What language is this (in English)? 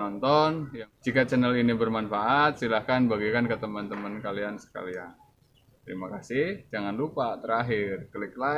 Indonesian